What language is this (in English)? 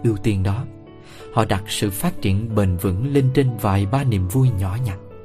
Vietnamese